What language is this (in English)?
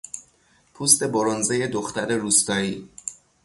Persian